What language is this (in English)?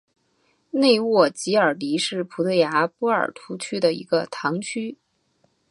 Chinese